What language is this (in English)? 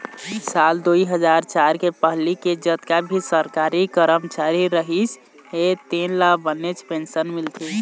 Chhattisgarhi